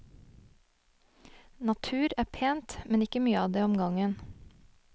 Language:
Norwegian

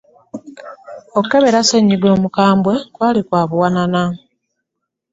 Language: Ganda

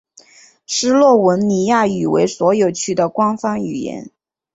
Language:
Chinese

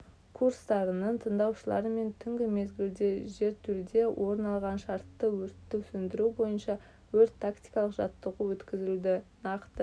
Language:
Kazakh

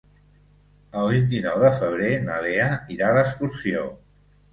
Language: Catalan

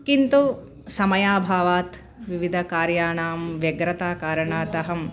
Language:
Sanskrit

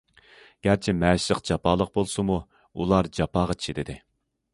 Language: Uyghur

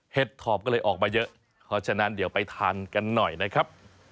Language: Thai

